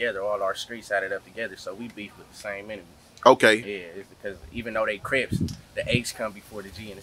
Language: English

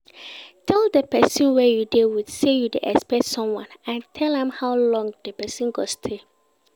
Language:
Nigerian Pidgin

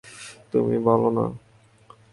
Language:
Bangla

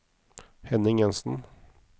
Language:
Norwegian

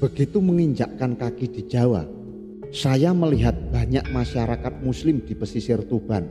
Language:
Indonesian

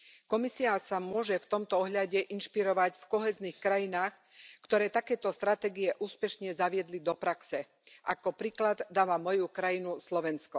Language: Slovak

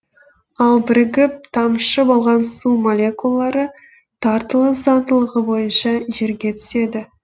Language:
Kazakh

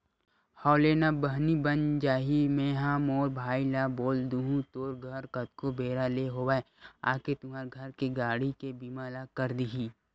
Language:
Chhattisgarhi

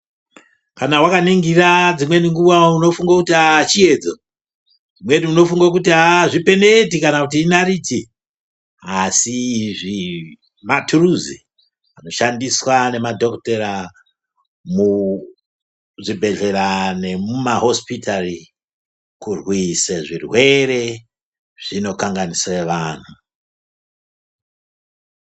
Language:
Ndau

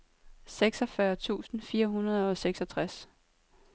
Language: Danish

